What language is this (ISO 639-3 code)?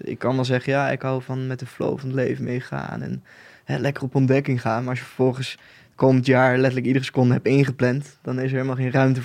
nld